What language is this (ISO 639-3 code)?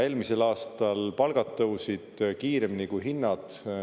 est